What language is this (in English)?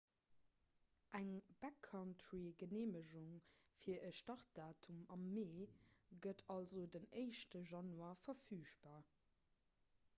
Luxembourgish